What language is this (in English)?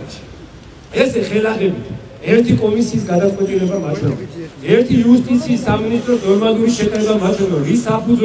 Russian